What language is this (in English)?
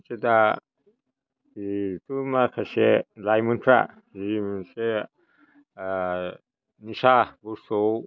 Bodo